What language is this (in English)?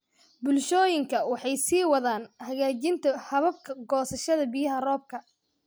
Somali